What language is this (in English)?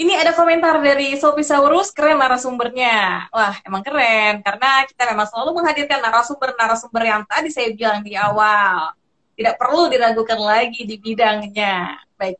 Indonesian